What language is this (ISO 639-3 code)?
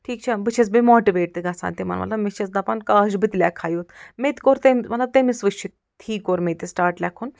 kas